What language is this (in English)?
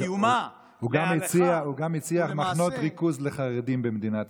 Hebrew